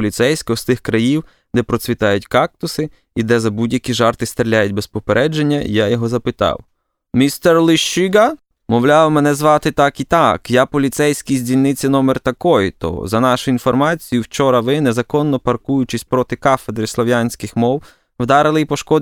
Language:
Ukrainian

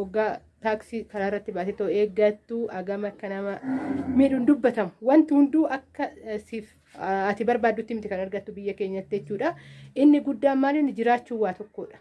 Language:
Oromo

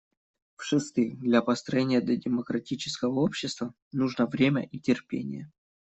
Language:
Russian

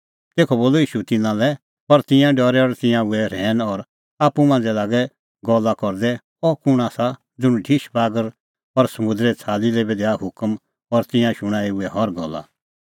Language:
Kullu Pahari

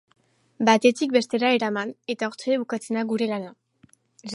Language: Basque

